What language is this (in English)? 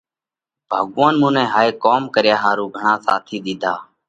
Parkari Koli